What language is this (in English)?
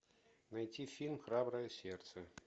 Russian